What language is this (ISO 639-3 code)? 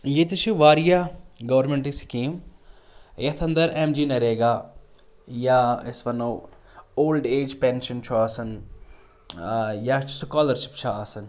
kas